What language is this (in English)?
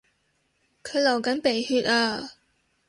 Cantonese